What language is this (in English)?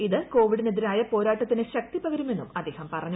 Malayalam